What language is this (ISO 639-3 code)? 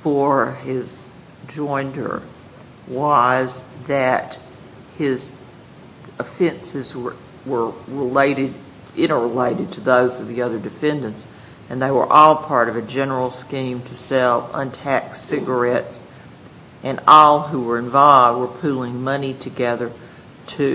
eng